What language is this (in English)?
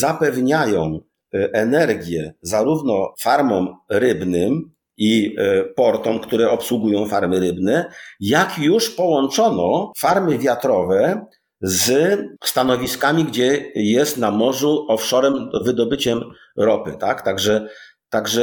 Polish